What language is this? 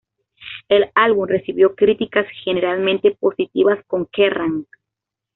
Spanish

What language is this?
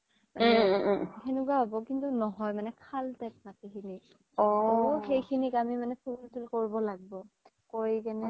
Assamese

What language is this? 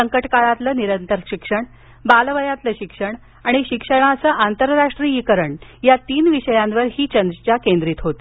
Marathi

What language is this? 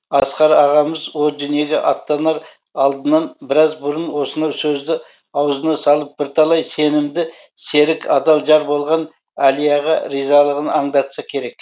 Kazakh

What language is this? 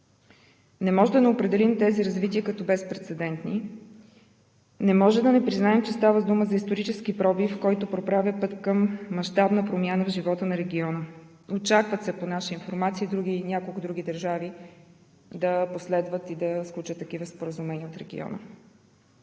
Bulgarian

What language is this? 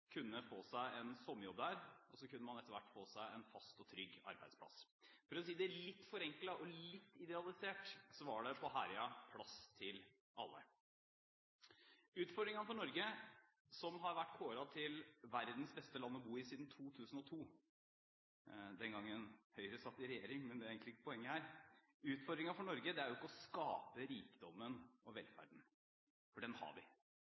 Norwegian Bokmål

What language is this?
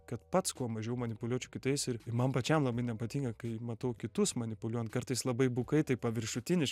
Lithuanian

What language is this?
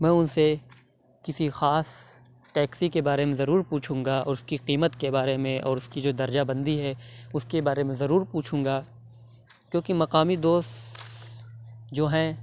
Urdu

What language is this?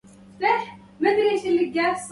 Arabic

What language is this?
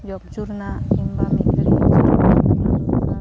Santali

